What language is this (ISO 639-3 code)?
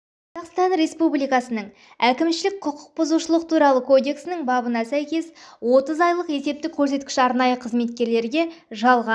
kaz